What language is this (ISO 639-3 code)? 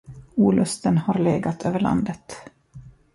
swe